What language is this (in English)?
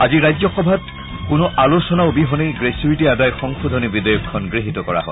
Assamese